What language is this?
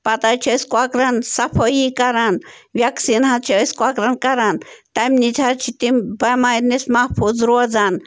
Kashmiri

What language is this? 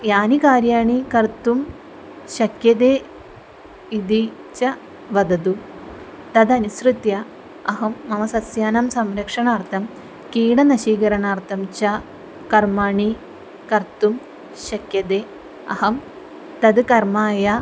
Sanskrit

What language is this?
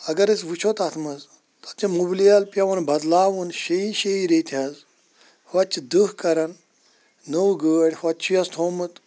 Kashmiri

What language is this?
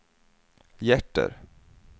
Swedish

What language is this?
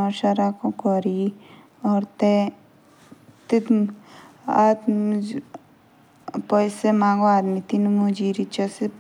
Jaunsari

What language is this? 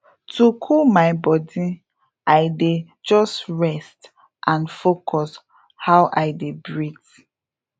Nigerian Pidgin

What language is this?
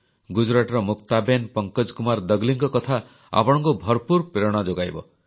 Odia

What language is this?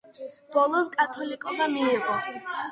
Georgian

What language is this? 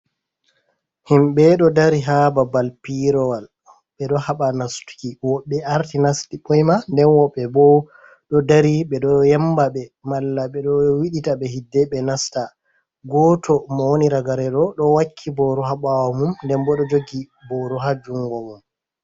Fula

